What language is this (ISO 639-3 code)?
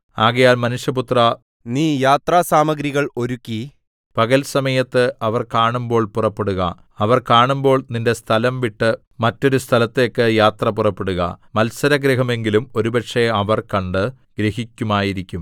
mal